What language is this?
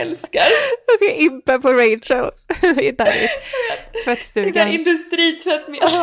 Swedish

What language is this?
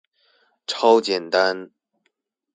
Chinese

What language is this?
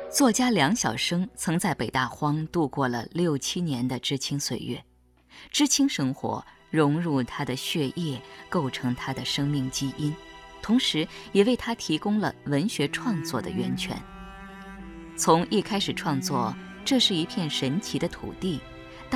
Chinese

